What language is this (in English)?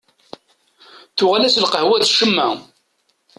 Kabyle